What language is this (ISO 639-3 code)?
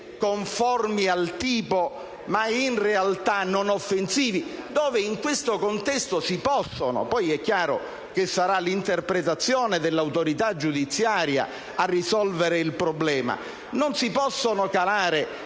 ita